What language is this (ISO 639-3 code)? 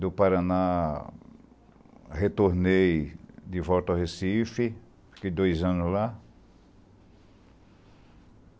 por